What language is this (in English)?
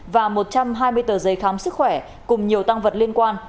Vietnamese